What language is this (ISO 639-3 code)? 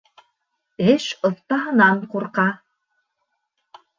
bak